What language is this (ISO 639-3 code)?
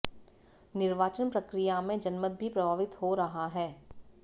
hin